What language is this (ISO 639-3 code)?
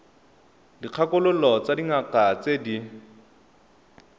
tsn